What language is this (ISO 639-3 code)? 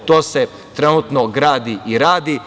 srp